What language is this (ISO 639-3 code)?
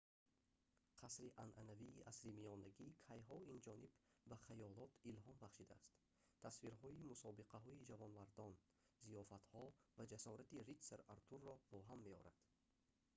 tgk